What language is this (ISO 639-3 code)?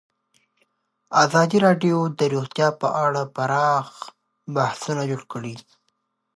pus